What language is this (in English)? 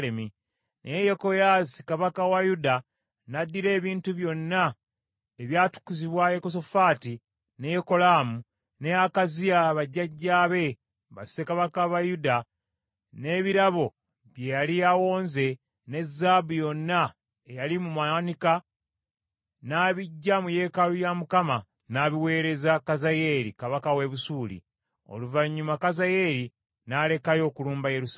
Ganda